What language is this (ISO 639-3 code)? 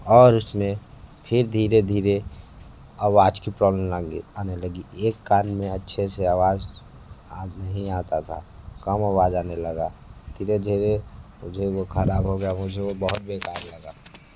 hin